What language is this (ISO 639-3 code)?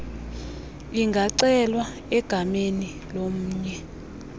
xho